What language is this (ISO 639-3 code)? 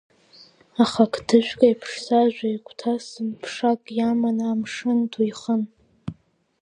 abk